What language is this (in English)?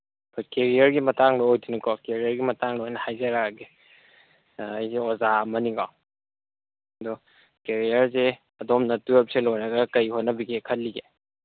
Manipuri